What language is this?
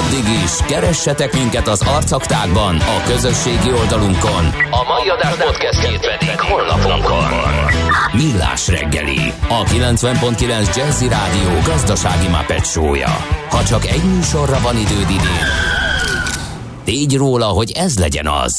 Hungarian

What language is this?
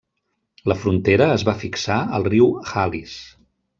Catalan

